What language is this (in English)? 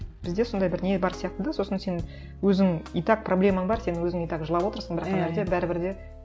Kazakh